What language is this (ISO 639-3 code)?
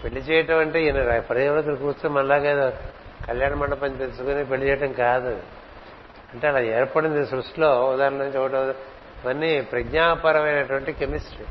tel